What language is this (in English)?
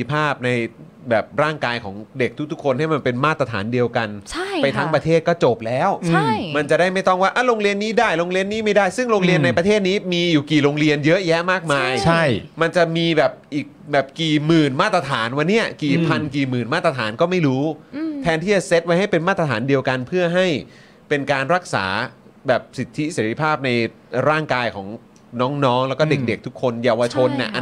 Thai